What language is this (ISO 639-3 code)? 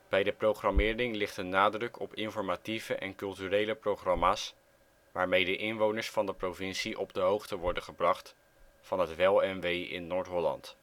nld